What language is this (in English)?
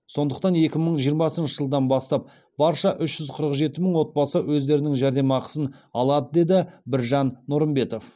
Kazakh